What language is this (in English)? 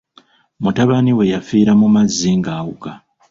Ganda